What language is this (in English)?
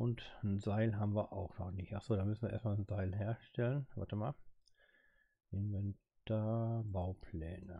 German